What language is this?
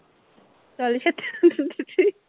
Punjabi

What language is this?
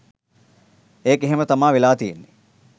Sinhala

